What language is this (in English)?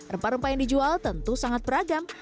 Indonesian